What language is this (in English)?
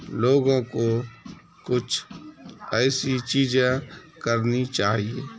Urdu